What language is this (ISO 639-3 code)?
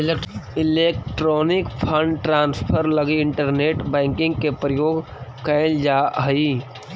mag